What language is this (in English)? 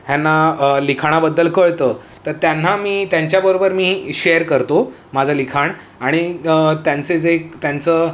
Marathi